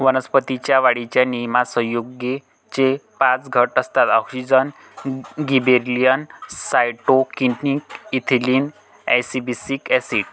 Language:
Marathi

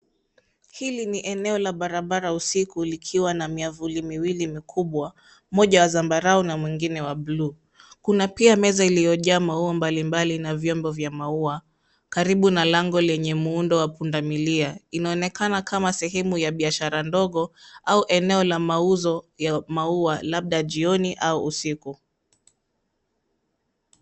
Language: Swahili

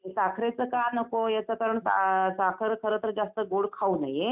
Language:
Marathi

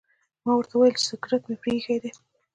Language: Pashto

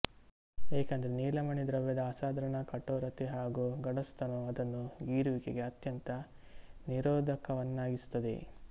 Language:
Kannada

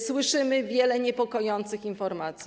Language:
Polish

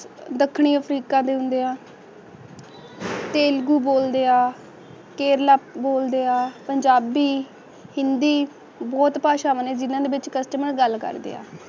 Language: Punjabi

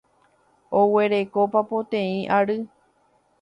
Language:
Guarani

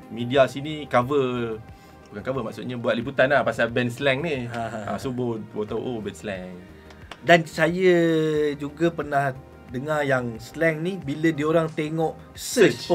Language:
Malay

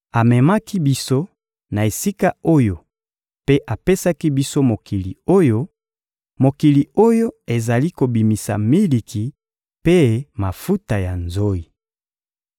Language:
Lingala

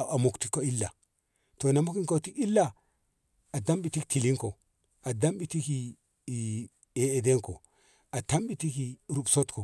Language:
Ngamo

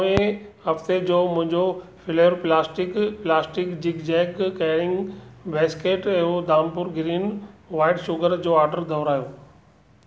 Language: Sindhi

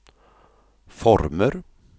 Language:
Swedish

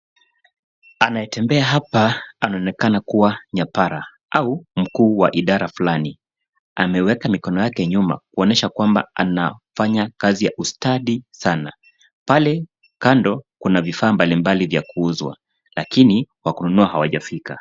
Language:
Swahili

